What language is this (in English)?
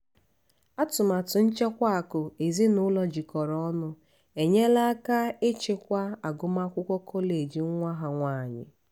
Igbo